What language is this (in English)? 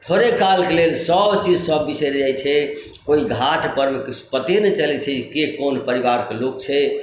Maithili